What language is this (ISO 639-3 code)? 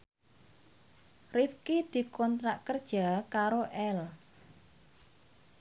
jav